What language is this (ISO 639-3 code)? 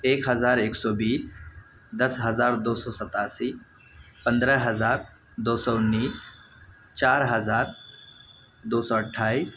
urd